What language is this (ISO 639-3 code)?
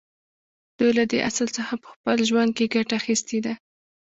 pus